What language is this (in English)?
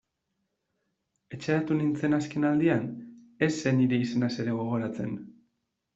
Basque